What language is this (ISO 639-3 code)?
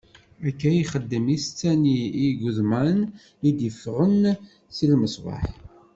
kab